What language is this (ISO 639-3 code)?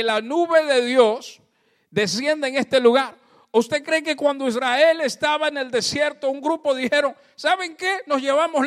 spa